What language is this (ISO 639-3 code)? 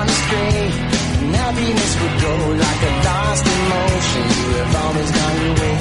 ita